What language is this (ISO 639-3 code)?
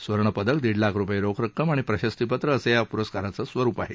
mar